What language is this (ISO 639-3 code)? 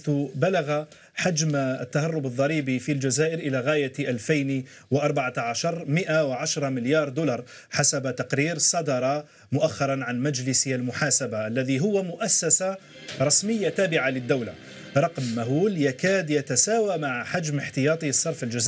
ara